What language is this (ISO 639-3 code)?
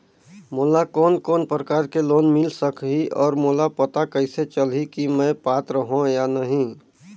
hne